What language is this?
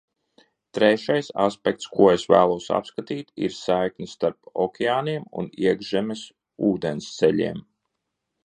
Latvian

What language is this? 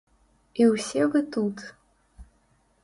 Belarusian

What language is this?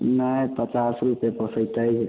Maithili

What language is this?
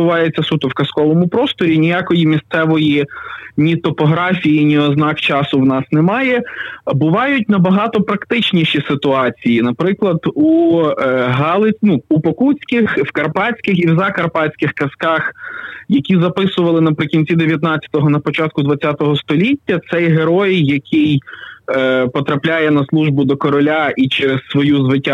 Ukrainian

